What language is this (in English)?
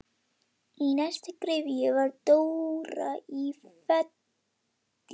Icelandic